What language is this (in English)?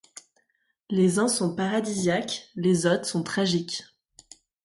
French